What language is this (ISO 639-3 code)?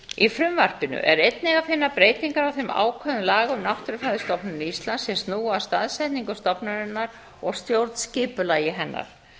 isl